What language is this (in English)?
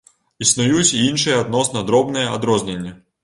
Belarusian